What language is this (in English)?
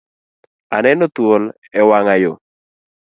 Luo (Kenya and Tanzania)